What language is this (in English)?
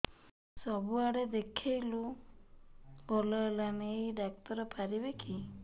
Odia